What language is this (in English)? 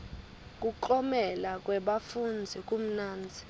Swati